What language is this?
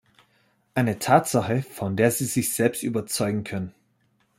German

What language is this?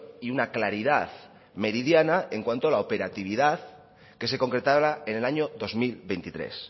Spanish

